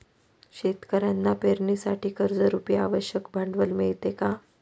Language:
Marathi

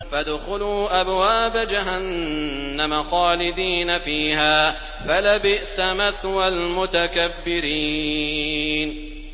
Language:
Arabic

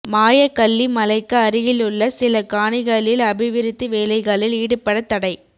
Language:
Tamil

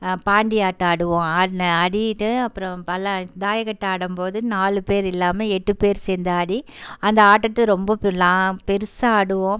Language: Tamil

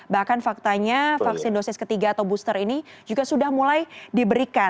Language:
Indonesian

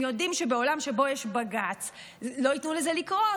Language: Hebrew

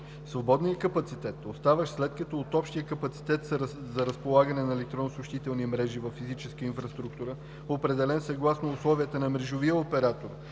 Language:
Bulgarian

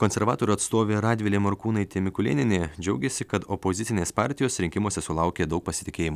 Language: Lithuanian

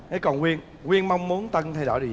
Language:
Vietnamese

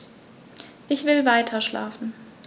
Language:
German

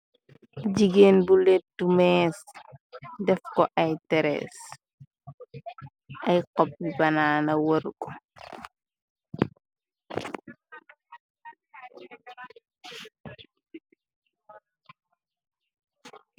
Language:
Wolof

